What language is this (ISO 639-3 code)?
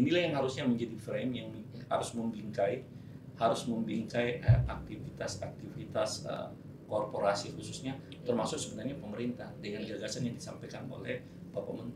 ind